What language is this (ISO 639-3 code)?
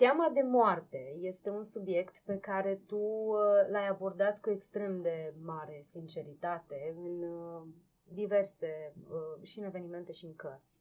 ron